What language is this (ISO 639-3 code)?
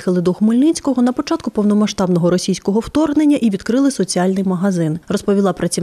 ukr